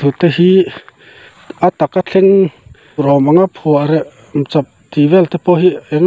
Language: Thai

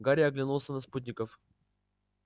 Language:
Russian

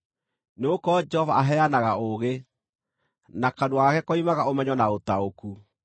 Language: Kikuyu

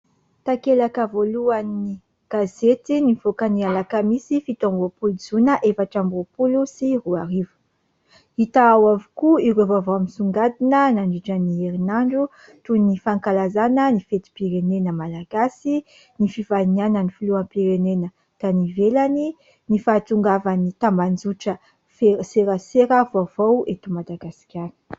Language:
Malagasy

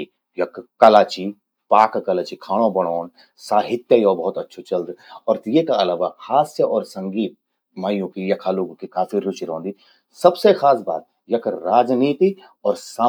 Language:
Garhwali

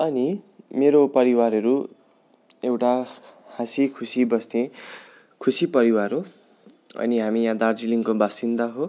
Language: Nepali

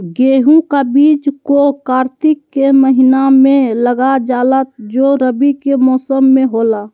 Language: Magahi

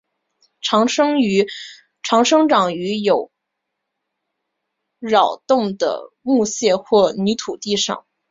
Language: Chinese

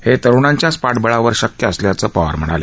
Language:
Marathi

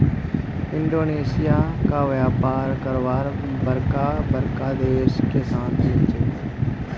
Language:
Magahi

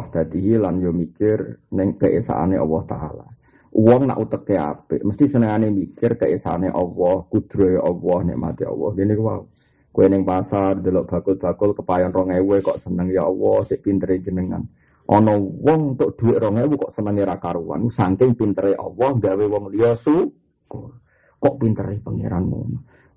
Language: Malay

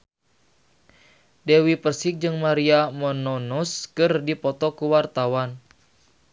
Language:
Sundanese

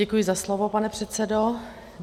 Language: Czech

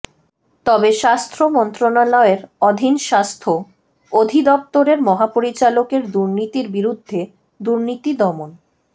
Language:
Bangla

